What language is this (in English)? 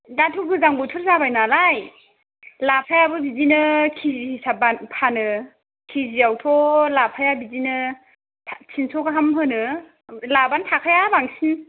Bodo